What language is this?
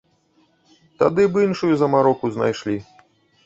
Belarusian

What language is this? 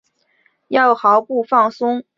Chinese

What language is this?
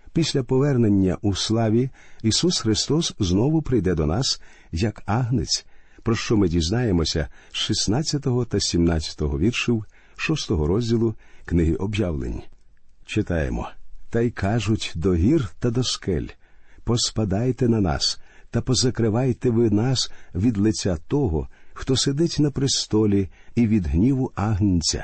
Ukrainian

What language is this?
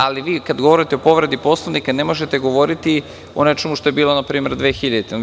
Serbian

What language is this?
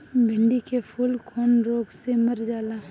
Bhojpuri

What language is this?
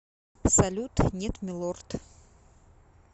Russian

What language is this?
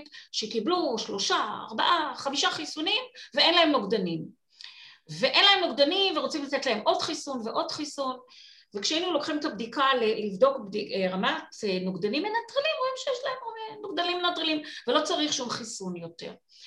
Hebrew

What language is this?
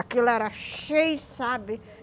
Portuguese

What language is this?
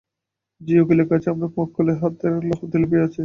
Bangla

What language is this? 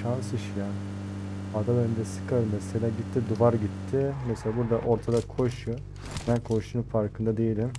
Turkish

